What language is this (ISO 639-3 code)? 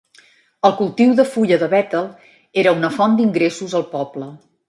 cat